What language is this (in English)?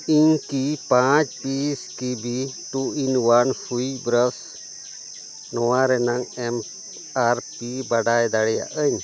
Santali